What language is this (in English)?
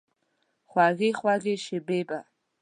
Pashto